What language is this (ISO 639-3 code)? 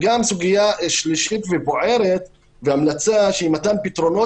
heb